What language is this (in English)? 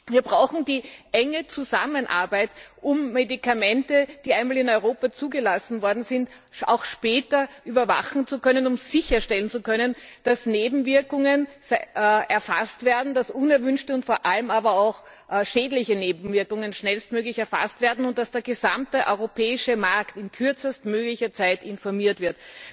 German